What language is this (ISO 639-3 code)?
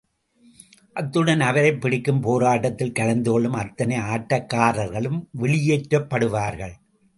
tam